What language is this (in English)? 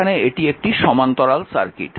Bangla